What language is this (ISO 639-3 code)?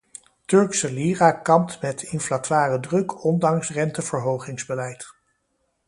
nld